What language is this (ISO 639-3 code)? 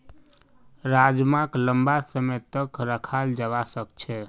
mag